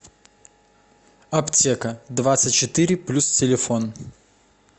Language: Russian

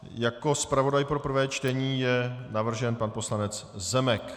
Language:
Czech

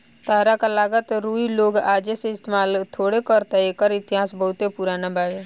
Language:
Bhojpuri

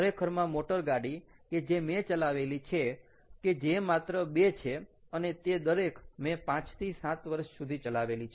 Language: Gujarati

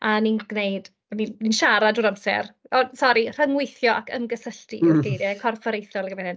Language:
Welsh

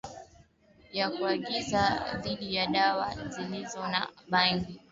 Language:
Swahili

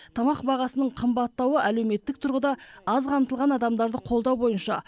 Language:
Kazakh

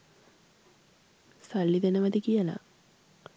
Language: Sinhala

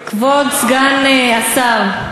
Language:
Hebrew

